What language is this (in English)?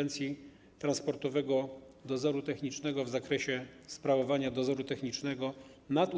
Polish